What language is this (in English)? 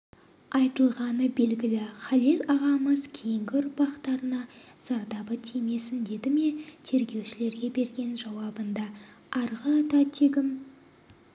Kazakh